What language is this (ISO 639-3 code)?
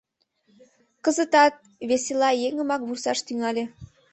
chm